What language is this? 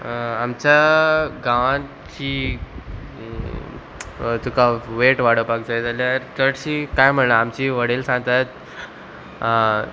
Konkani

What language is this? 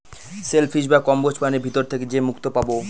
Bangla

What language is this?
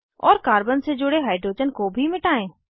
Hindi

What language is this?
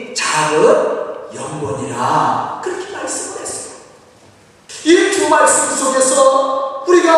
Korean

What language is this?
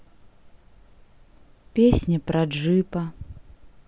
Russian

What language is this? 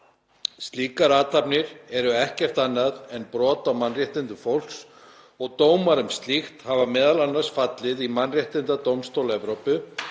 Icelandic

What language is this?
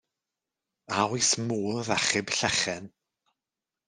Welsh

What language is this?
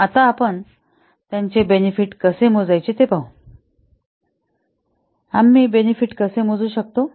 Marathi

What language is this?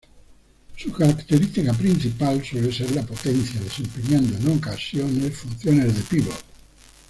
Spanish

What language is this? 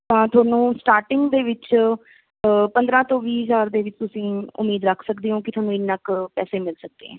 Punjabi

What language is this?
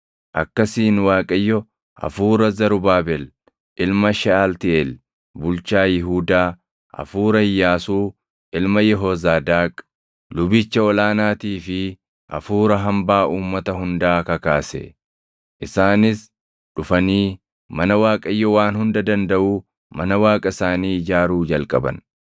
Oromo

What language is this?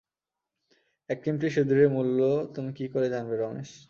Bangla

